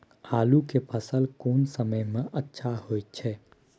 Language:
Maithili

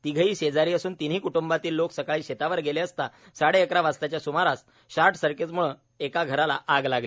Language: Marathi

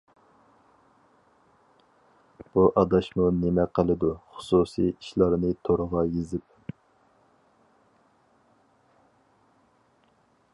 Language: Uyghur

